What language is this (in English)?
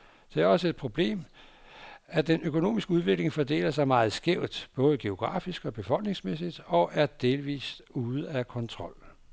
Danish